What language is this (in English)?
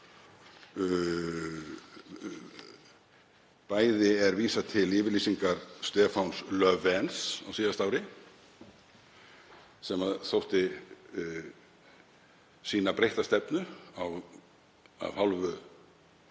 Icelandic